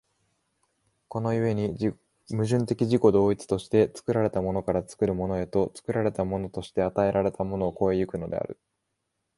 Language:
Japanese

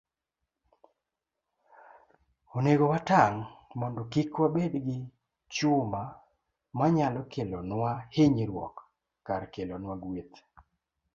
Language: Luo (Kenya and Tanzania)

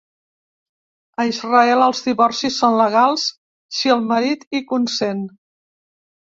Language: Catalan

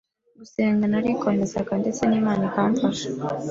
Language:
Kinyarwanda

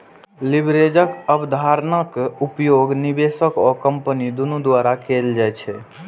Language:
Maithili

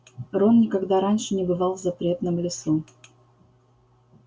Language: Russian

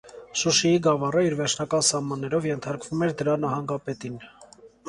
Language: Armenian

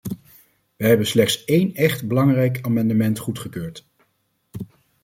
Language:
Dutch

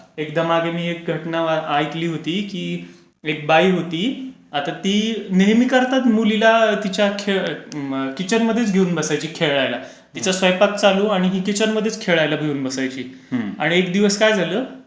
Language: Marathi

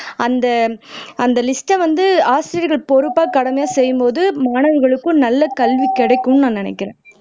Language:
Tamil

